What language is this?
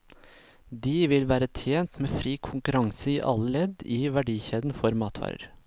Norwegian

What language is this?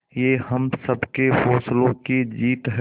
Hindi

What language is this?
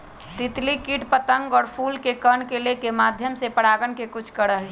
Magahi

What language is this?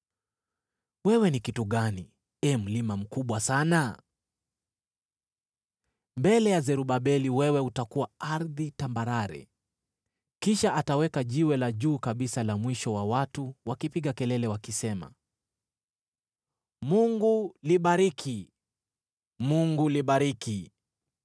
Swahili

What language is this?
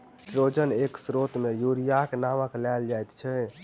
Maithili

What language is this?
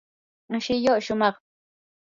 Yanahuanca Pasco Quechua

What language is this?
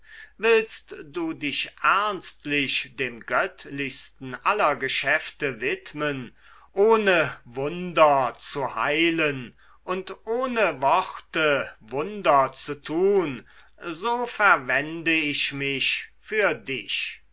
German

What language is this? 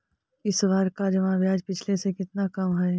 Magahi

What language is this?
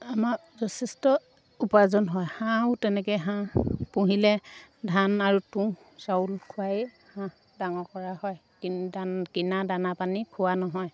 Assamese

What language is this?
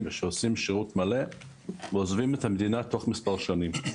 Hebrew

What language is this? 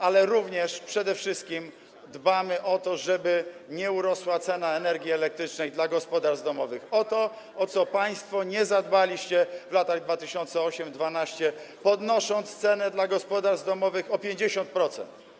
Polish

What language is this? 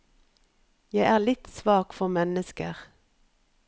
Norwegian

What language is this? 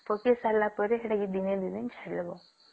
Odia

